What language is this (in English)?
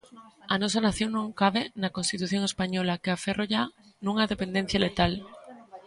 Galician